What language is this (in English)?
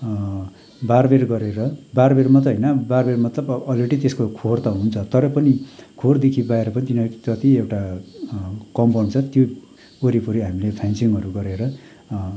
Nepali